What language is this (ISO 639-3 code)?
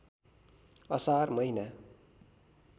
nep